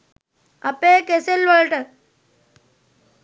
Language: Sinhala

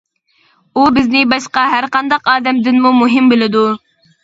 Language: Uyghur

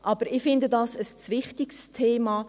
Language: Swiss German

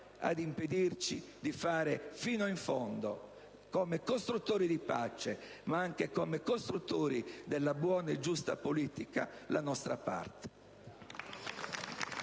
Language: Italian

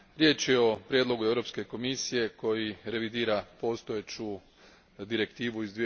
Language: Croatian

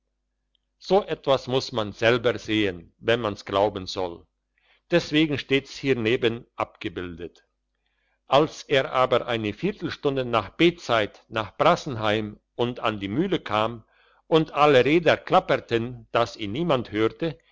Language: German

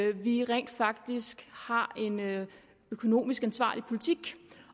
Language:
Danish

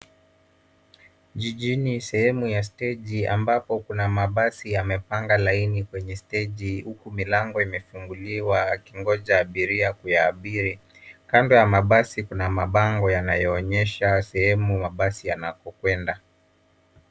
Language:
Swahili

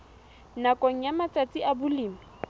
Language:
Southern Sotho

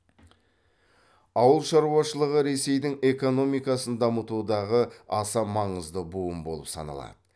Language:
Kazakh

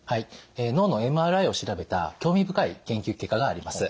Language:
Japanese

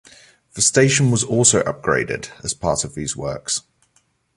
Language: English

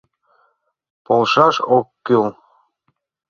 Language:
Mari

